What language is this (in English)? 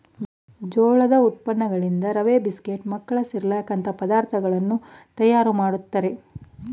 Kannada